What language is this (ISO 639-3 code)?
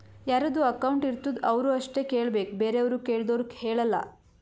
kan